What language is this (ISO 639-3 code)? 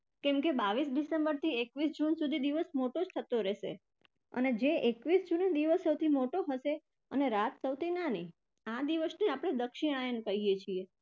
guj